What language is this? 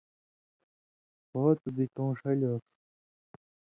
Indus Kohistani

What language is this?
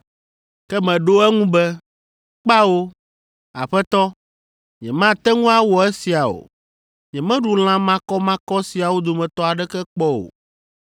Ewe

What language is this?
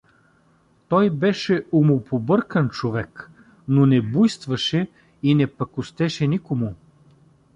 Bulgarian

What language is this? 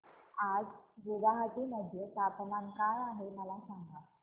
Marathi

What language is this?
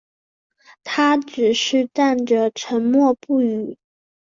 Chinese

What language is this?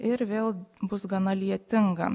Lithuanian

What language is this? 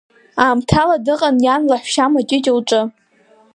Abkhazian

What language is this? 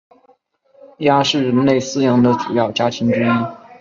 Chinese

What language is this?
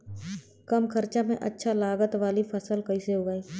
Bhojpuri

